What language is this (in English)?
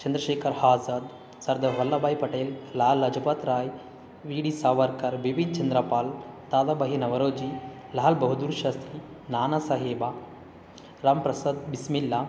Kannada